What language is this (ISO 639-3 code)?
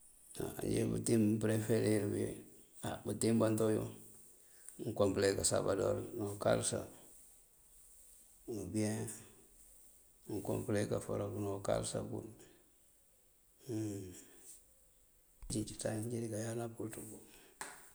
mfv